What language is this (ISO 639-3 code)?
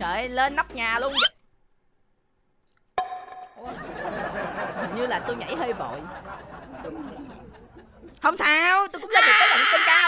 vie